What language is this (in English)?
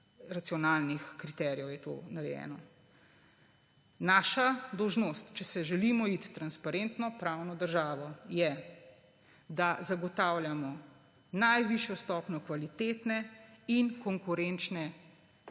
Slovenian